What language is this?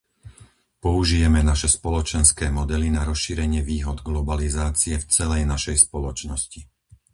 Slovak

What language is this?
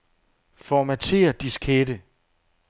Danish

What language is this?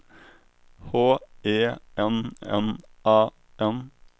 Swedish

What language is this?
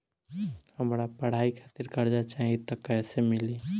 Bhojpuri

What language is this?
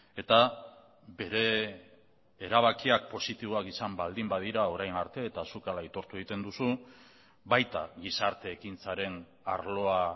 Basque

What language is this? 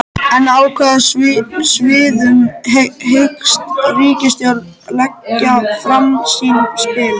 Icelandic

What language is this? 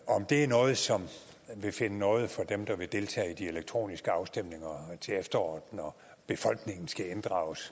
Danish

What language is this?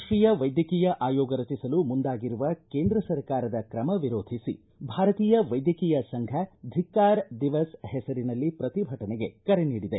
Kannada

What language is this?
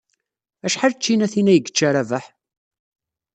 Kabyle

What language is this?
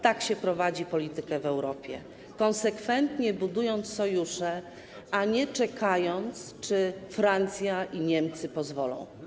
Polish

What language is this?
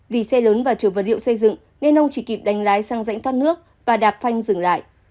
Vietnamese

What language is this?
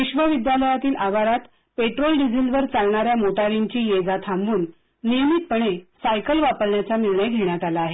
Marathi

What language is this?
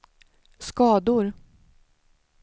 Swedish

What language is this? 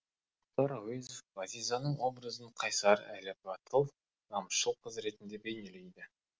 Kazakh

